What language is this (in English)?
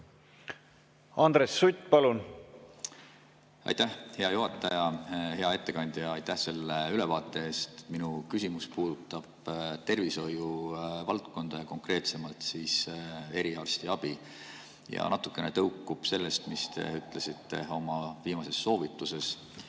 Estonian